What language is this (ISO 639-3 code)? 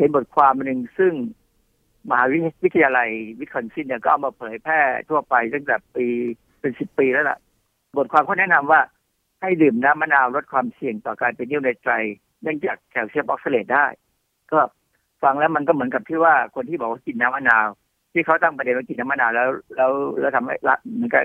tha